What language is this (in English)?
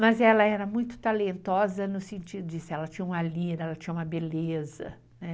Portuguese